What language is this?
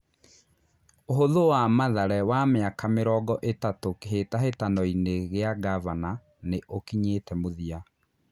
Kikuyu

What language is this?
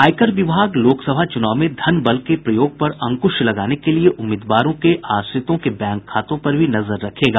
Hindi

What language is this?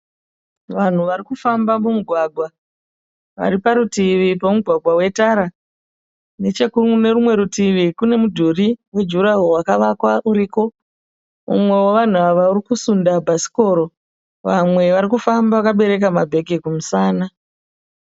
Shona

